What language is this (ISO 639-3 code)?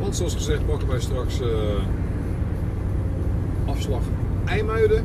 nld